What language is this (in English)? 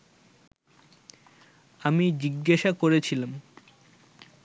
Bangla